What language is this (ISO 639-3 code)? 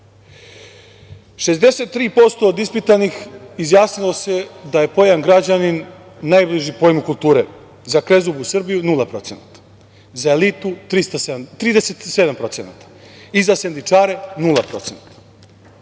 srp